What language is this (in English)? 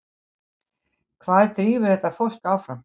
Icelandic